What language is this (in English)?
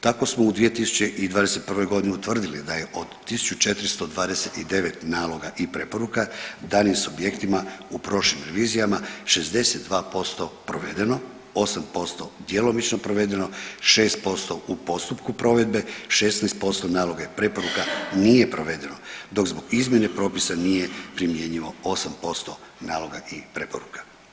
Croatian